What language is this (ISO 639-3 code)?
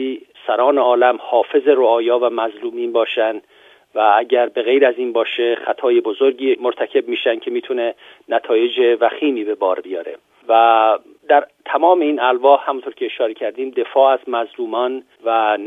fas